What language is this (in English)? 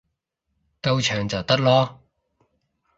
Cantonese